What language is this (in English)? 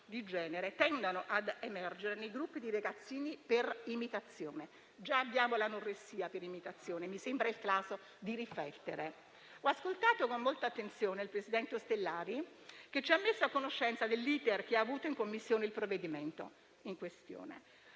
Italian